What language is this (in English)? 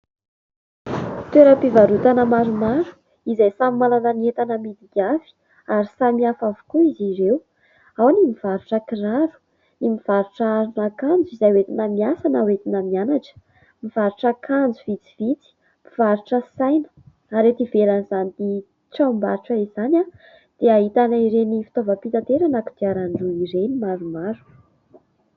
Malagasy